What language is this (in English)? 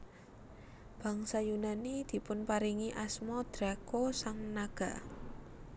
Javanese